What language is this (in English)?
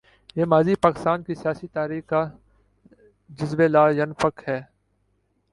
Urdu